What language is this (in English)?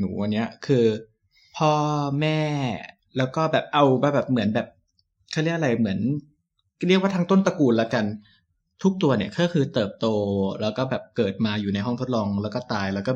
Thai